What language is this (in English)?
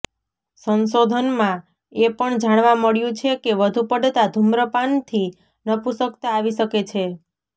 Gujarati